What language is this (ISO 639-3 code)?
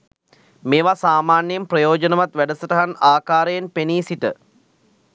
sin